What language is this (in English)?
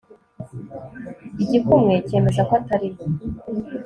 Kinyarwanda